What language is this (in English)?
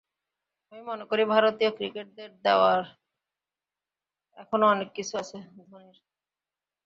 Bangla